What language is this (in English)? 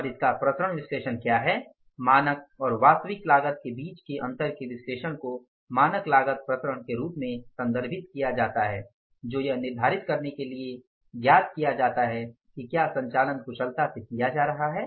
Hindi